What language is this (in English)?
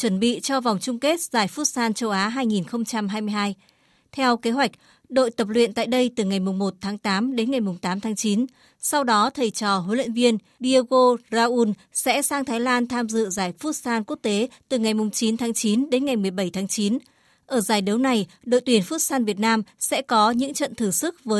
Vietnamese